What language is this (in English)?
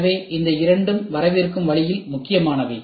Tamil